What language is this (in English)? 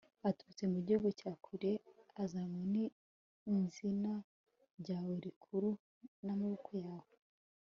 Kinyarwanda